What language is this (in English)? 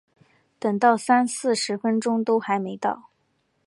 Chinese